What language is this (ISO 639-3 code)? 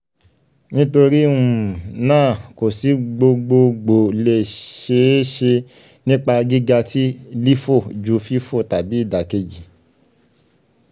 yor